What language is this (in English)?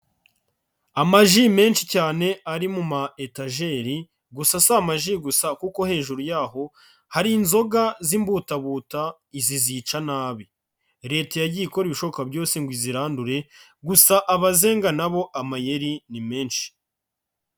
Kinyarwanda